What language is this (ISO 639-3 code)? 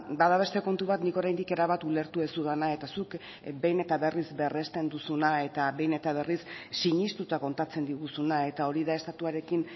eus